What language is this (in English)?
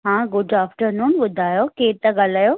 Sindhi